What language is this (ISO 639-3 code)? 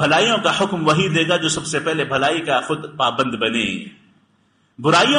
ara